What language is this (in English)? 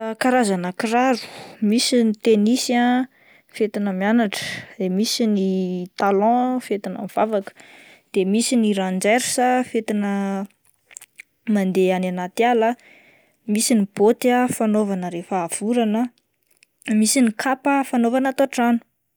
Malagasy